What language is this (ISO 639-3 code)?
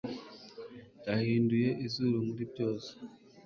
kin